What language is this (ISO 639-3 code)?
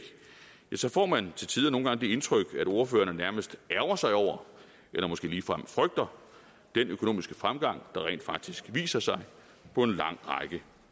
dan